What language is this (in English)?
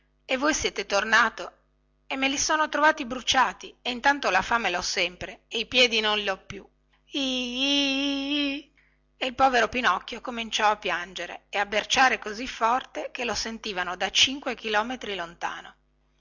Italian